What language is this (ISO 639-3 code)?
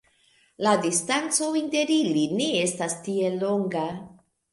epo